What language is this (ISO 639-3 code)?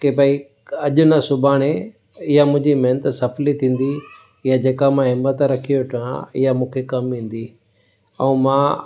snd